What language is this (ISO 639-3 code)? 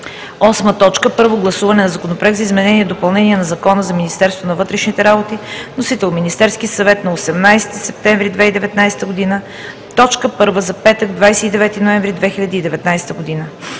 bul